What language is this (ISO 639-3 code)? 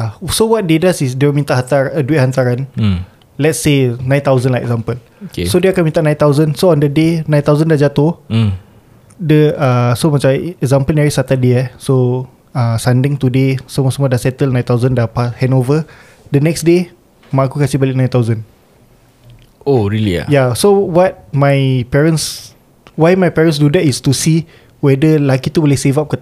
msa